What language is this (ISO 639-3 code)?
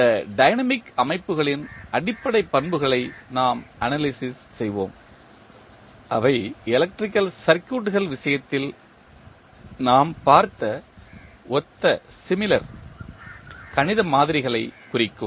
tam